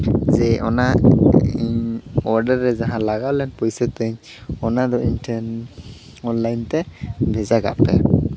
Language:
Santali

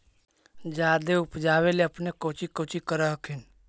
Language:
Magahi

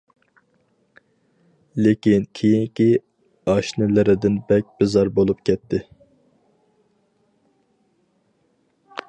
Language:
Uyghur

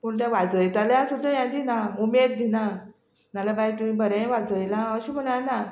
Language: Konkani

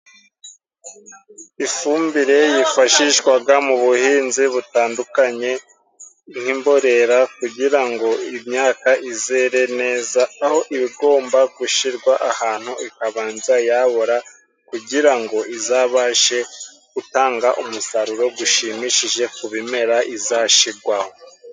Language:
Kinyarwanda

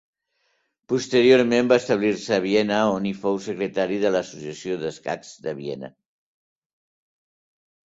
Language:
Catalan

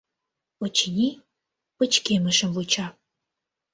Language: Mari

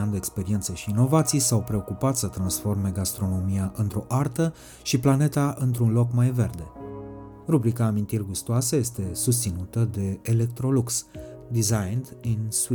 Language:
Romanian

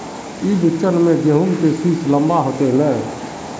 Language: Magahi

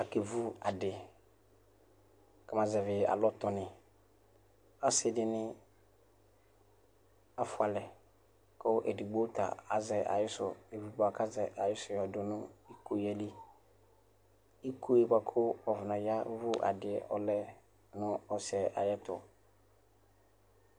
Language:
Ikposo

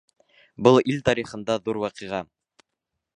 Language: Bashkir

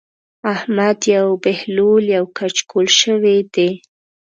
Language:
Pashto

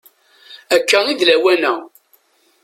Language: Kabyle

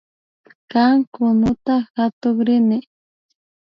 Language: Imbabura Highland Quichua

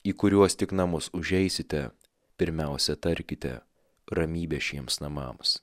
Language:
Lithuanian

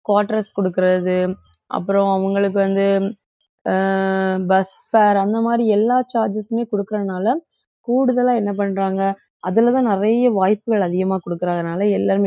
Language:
Tamil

